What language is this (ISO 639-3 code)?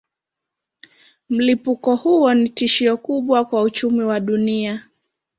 swa